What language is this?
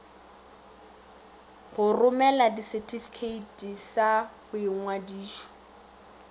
Northern Sotho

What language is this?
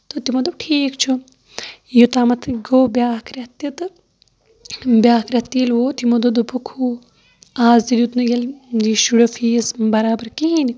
Kashmiri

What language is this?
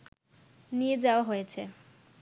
Bangla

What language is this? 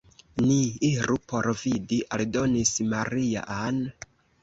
Esperanto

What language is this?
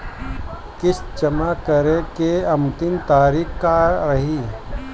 Bhojpuri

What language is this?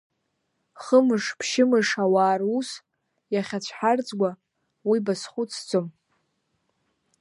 Abkhazian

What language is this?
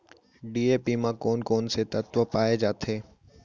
Chhattisgarhi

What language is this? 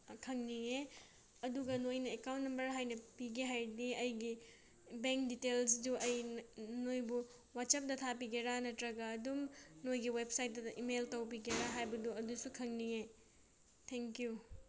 Manipuri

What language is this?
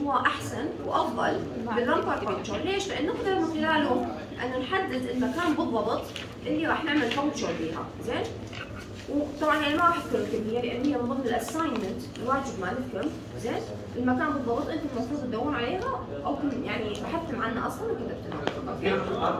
Arabic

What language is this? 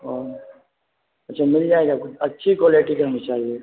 Urdu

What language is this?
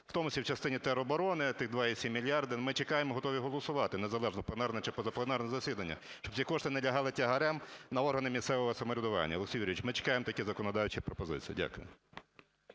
Ukrainian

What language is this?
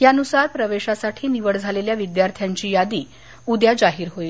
Marathi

